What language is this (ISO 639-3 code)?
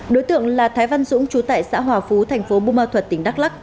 vie